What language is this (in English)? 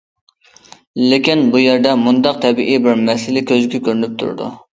Uyghur